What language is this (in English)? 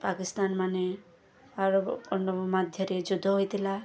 Odia